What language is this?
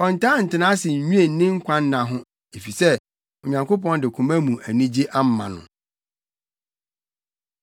Akan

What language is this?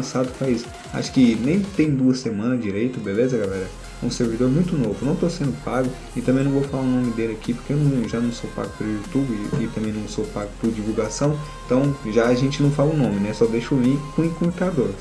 Portuguese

